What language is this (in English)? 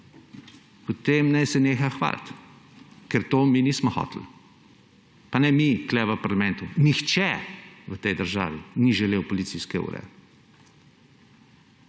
Slovenian